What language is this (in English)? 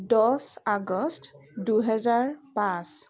Assamese